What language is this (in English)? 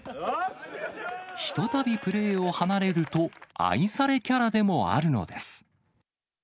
Japanese